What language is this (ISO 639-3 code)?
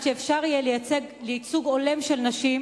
heb